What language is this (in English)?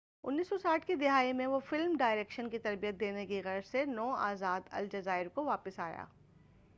Urdu